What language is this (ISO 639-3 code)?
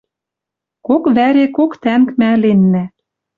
mrj